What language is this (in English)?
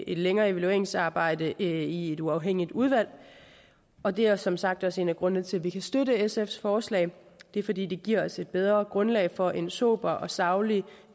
Danish